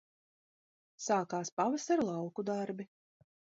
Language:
Latvian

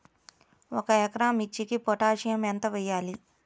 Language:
Telugu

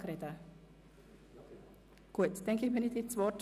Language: Swiss German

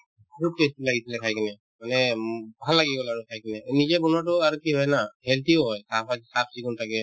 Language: Assamese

